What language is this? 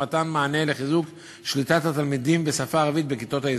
Hebrew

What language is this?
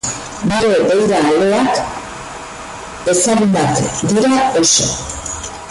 Basque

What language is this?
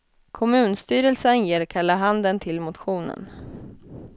Swedish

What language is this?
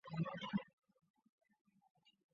Chinese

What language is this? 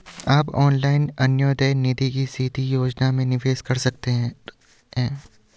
Hindi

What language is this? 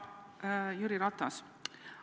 Estonian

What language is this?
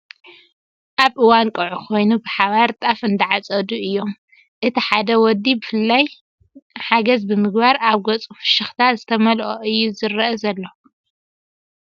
Tigrinya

